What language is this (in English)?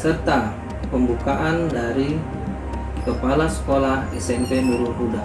Indonesian